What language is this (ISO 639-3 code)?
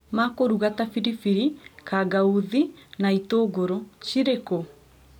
kik